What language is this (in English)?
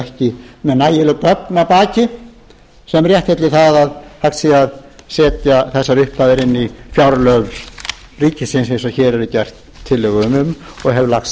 Icelandic